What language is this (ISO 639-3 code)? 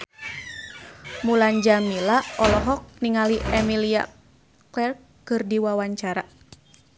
sun